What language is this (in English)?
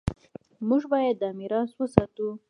Pashto